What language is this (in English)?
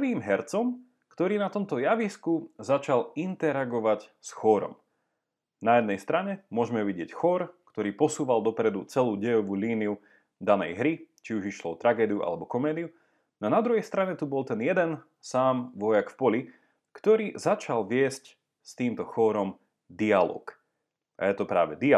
Slovak